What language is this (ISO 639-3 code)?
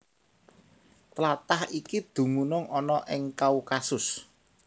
jav